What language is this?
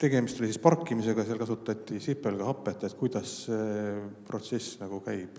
Finnish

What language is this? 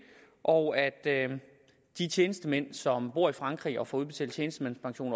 Danish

